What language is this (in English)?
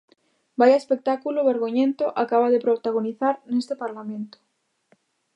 Galician